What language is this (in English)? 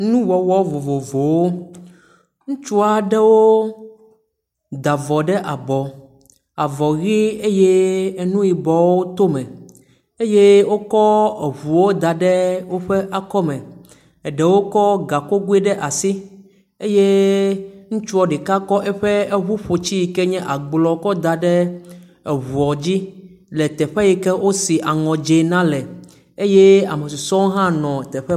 Ewe